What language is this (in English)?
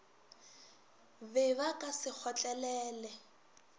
Northern Sotho